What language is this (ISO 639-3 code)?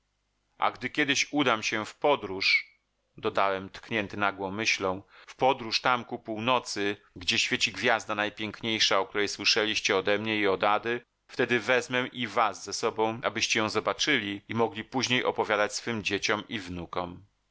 pol